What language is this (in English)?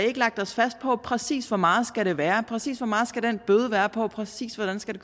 Danish